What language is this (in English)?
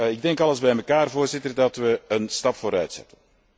Dutch